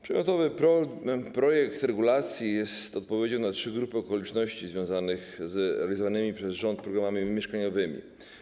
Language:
Polish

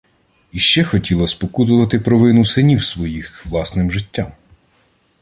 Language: Ukrainian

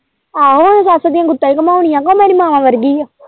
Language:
Punjabi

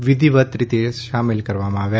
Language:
Gujarati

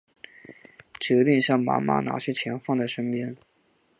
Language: Chinese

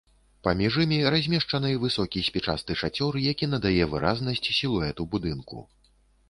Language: Belarusian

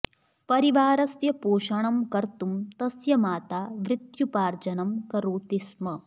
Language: Sanskrit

